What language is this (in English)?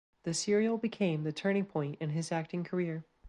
English